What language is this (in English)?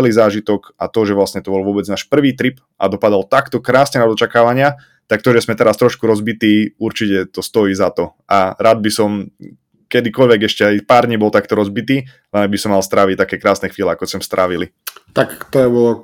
Slovak